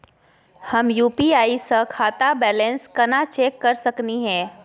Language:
Magahi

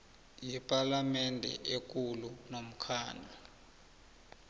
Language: South Ndebele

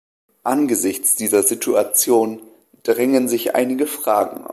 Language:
German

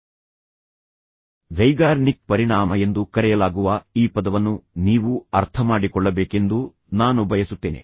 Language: Kannada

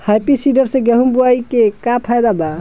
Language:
Bhojpuri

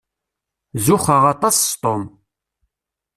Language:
Kabyle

